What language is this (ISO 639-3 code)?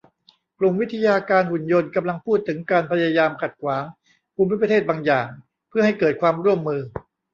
tha